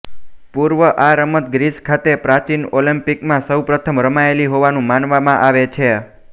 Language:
Gujarati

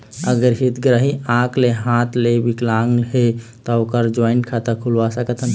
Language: Chhattisgarhi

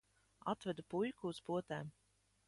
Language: Latvian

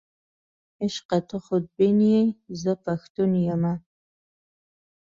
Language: Pashto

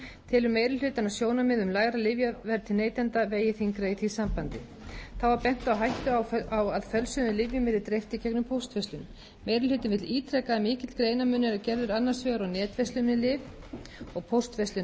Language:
Icelandic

